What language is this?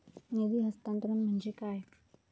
Marathi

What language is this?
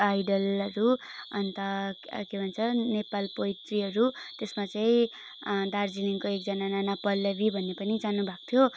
Nepali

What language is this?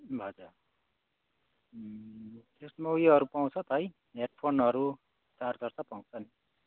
Nepali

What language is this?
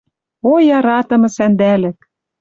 Western Mari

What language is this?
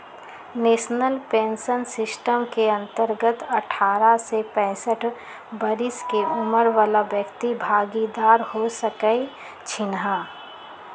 Magahi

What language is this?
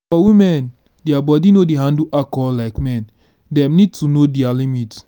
Nigerian Pidgin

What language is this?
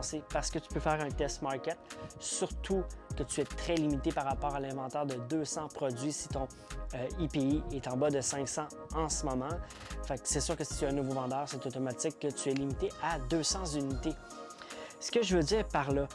French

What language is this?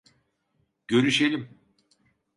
Turkish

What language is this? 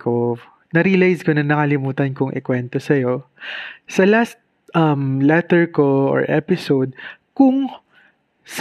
Filipino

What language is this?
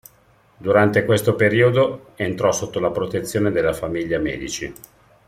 Italian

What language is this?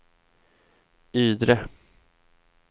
Swedish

